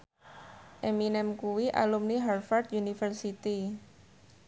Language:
Javanese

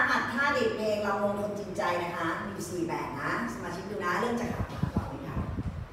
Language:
Thai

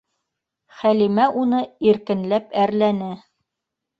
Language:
Bashkir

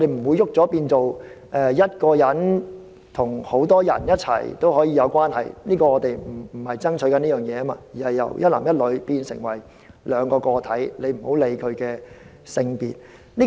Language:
Cantonese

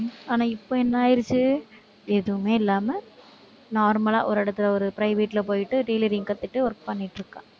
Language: Tamil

